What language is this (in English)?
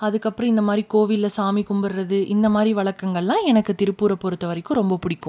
Tamil